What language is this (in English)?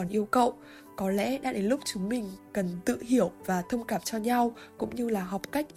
Vietnamese